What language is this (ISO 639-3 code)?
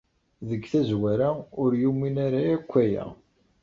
kab